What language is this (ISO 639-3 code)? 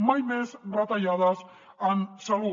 cat